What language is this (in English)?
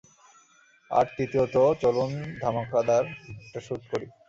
Bangla